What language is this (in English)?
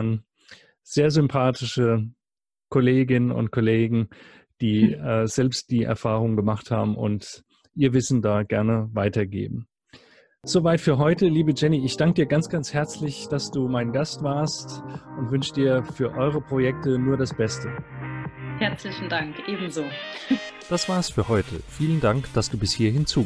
German